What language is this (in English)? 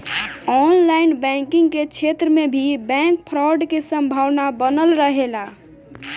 Bhojpuri